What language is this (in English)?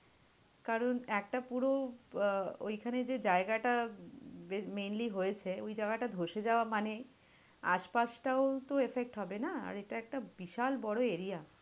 Bangla